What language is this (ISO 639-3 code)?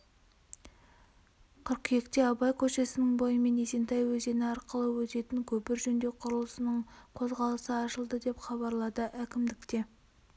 kaz